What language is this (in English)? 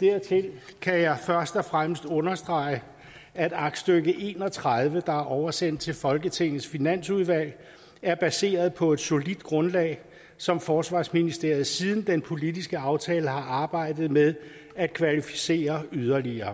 Danish